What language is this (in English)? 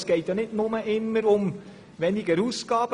Swiss German